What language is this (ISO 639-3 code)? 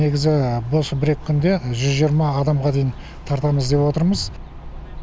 kaz